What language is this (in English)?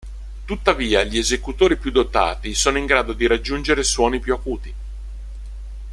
Italian